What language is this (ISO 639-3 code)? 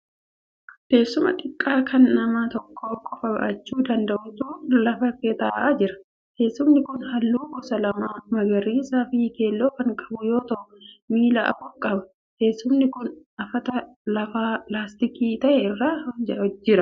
orm